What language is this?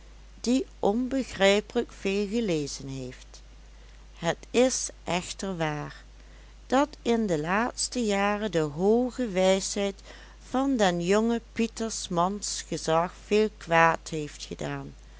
Dutch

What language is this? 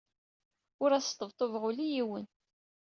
Kabyle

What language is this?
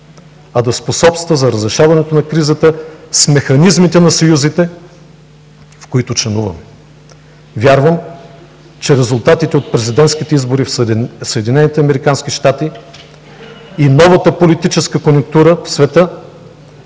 Bulgarian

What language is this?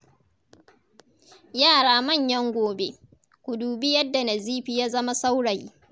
Hausa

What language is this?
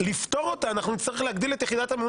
Hebrew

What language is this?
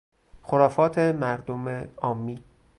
Persian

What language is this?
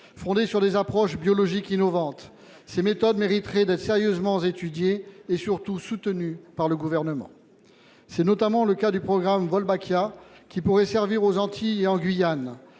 French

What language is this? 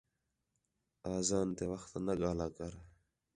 Khetrani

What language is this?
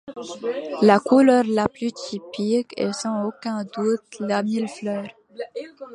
French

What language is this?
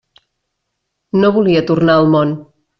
Catalan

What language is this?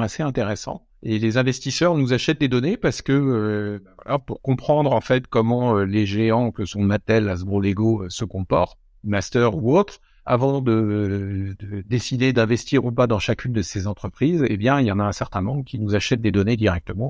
French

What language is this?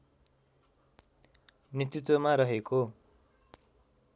Nepali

